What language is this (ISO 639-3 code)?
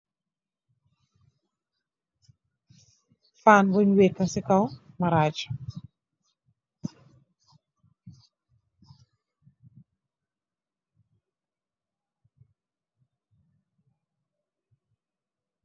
wol